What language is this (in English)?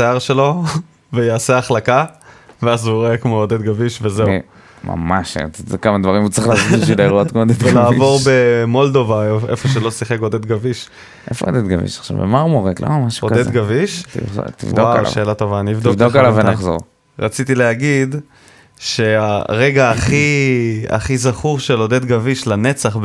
Hebrew